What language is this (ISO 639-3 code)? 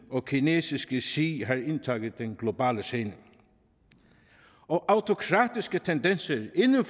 dan